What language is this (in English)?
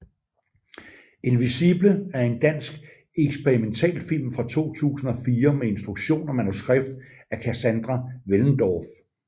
Danish